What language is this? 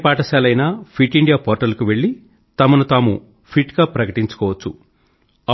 Telugu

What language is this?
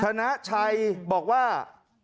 Thai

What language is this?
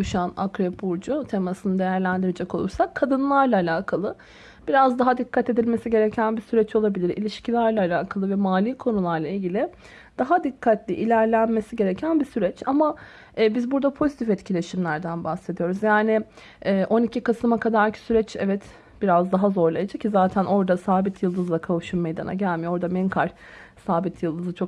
Turkish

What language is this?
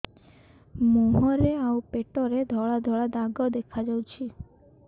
Odia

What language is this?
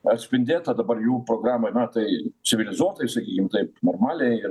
Lithuanian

